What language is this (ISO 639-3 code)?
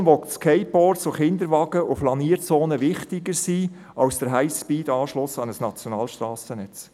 gsw